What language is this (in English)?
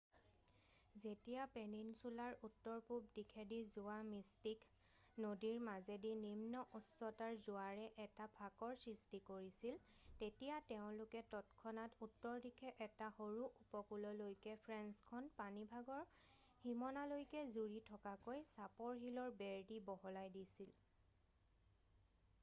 Assamese